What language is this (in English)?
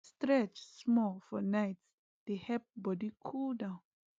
Nigerian Pidgin